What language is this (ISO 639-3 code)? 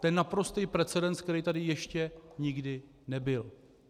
ces